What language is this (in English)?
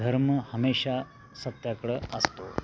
Marathi